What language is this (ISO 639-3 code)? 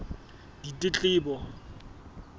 sot